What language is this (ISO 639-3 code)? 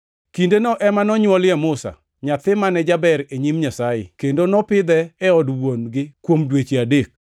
luo